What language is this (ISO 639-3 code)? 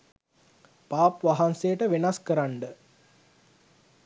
sin